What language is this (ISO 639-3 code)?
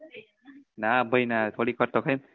guj